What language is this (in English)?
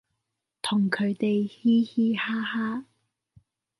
Cantonese